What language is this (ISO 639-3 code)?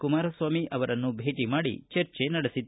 kan